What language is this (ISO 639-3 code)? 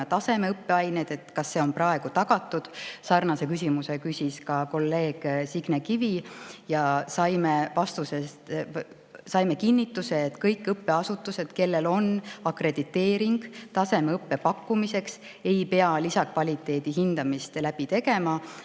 est